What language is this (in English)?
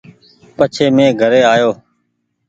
Goaria